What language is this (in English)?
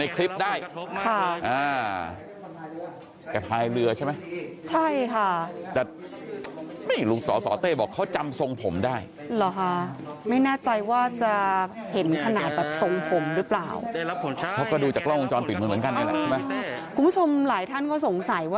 Thai